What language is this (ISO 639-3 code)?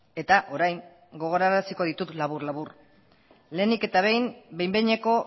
eus